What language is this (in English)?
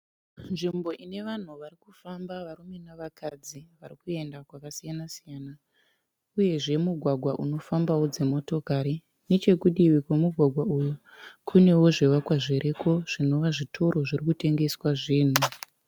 Shona